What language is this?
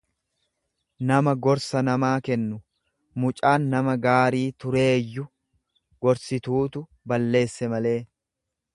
Oromo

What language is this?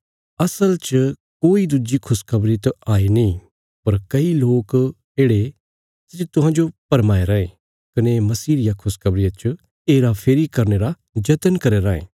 Bilaspuri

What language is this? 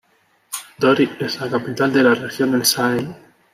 Spanish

